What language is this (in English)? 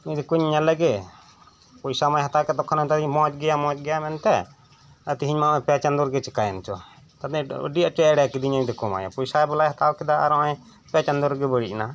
Santali